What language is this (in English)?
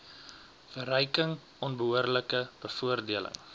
Afrikaans